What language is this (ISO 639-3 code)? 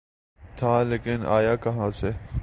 urd